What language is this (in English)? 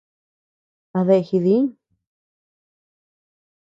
Tepeuxila Cuicatec